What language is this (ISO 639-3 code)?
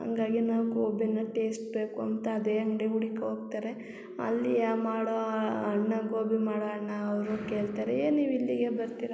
kan